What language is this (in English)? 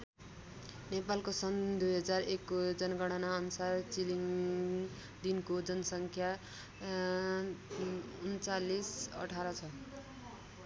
Nepali